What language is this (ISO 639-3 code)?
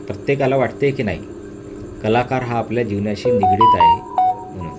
mar